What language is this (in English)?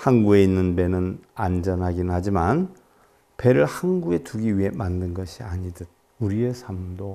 Korean